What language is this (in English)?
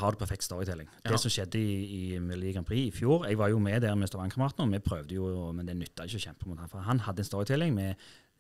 Norwegian